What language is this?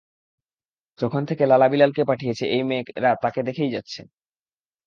Bangla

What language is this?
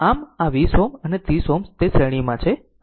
Gujarati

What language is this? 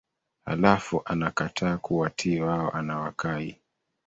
Swahili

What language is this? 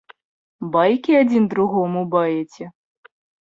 Belarusian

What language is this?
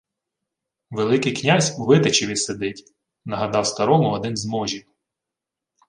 Ukrainian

